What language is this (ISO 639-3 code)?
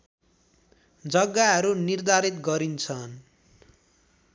nep